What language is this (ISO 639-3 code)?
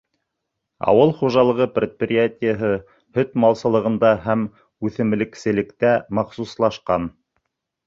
bak